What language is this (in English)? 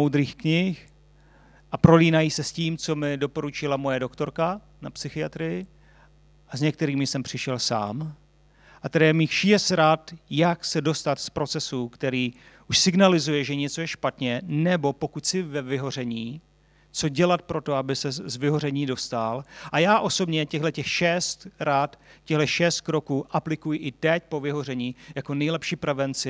Czech